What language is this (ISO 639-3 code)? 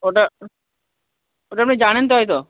ben